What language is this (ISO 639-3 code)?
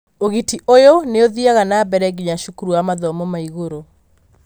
kik